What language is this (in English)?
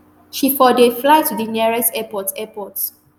Nigerian Pidgin